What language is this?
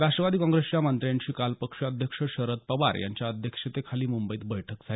Marathi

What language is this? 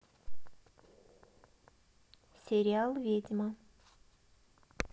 Russian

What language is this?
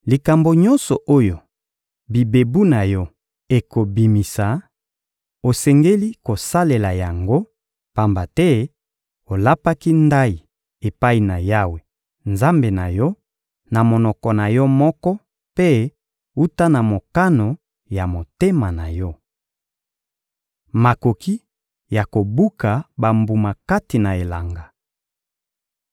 Lingala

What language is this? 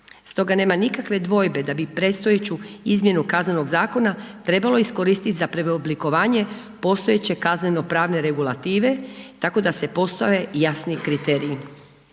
Croatian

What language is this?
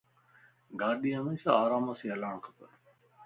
Lasi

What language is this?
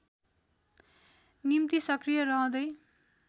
Nepali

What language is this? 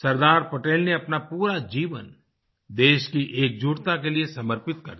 Hindi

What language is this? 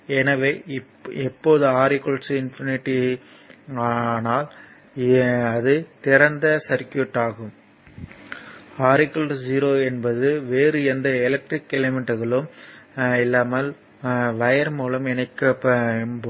Tamil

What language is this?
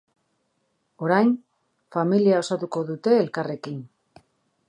Basque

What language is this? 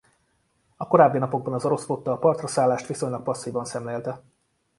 Hungarian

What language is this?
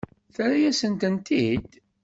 Kabyle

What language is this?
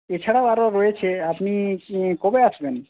Bangla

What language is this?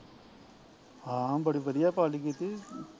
Punjabi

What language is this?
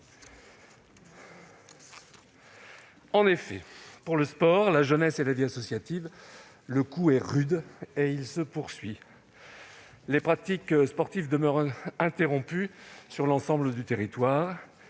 French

